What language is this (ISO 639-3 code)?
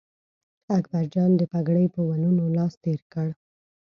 pus